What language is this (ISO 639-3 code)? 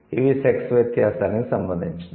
tel